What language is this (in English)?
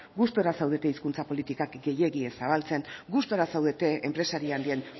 Basque